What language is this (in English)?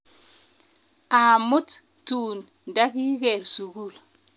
Kalenjin